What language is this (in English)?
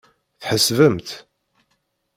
Kabyle